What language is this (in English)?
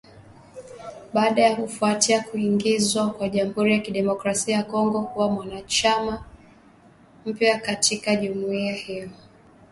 Swahili